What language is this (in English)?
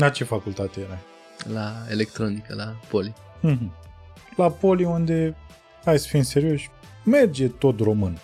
Romanian